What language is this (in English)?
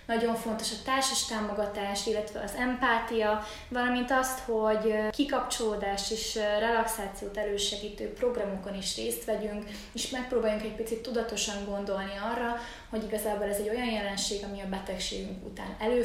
Hungarian